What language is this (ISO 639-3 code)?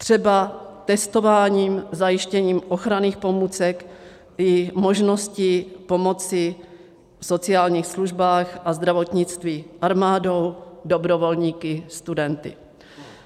ces